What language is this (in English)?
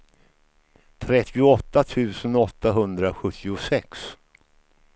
Swedish